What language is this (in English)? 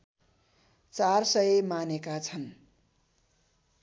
Nepali